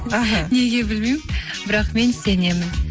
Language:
Kazakh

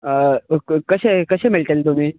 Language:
Konkani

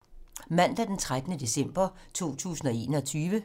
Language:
Danish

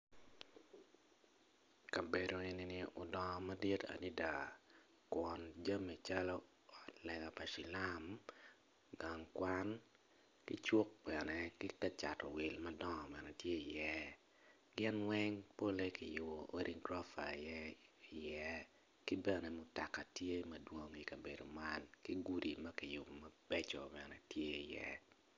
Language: Acoli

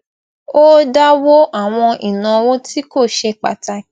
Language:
Yoruba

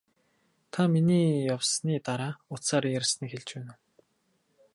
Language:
Mongolian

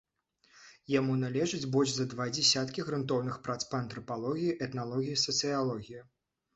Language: Belarusian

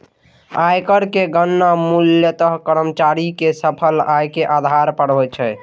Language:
Maithili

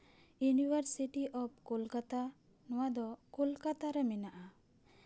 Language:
Santali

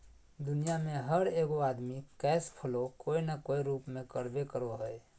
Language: Magahi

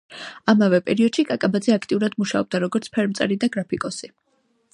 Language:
Georgian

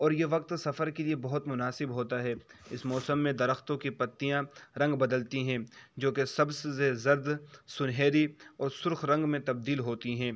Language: Urdu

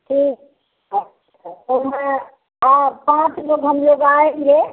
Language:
Hindi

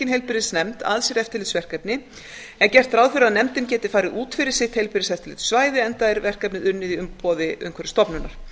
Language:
Icelandic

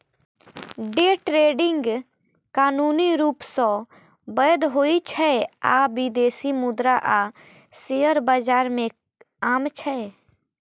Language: Maithili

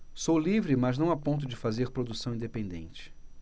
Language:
Portuguese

